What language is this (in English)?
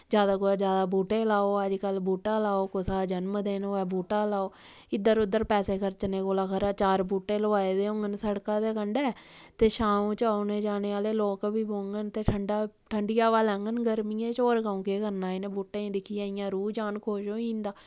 Dogri